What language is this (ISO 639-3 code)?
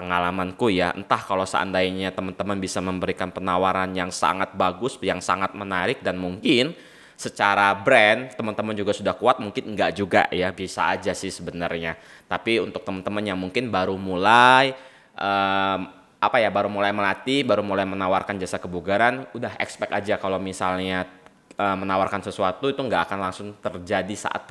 ind